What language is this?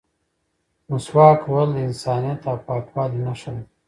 Pashto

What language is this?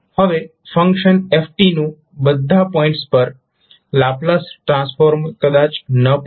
Gujarati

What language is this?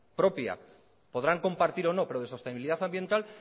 Spanish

